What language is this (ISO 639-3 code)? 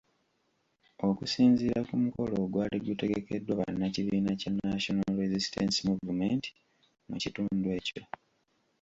lug